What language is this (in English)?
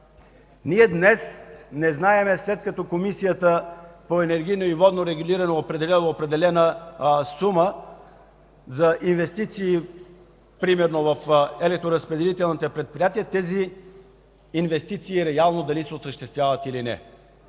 Bulgarian